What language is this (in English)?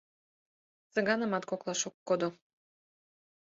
Mari